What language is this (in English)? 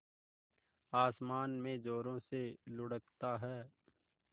Hindi